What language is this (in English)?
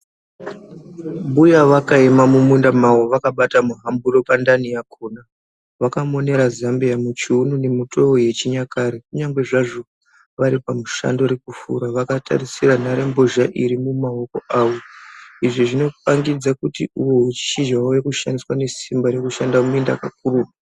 Ndau